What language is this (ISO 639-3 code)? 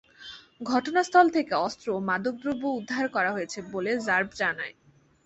ben